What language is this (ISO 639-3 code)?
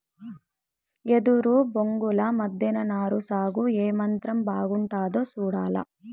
tel